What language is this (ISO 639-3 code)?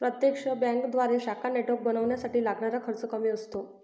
mar